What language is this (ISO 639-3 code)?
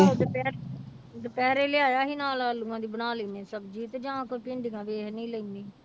pan